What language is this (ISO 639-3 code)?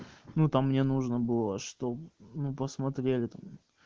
rus